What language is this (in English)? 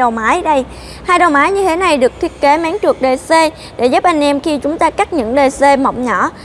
Vietnamese